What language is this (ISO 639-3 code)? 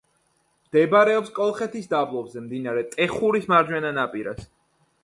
kat